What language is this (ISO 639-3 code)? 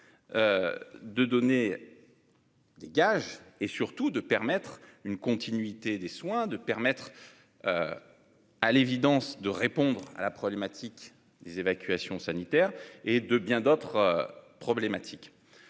fra